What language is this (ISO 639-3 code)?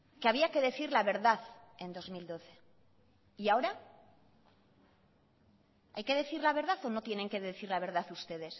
spa